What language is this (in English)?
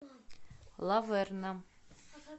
Russian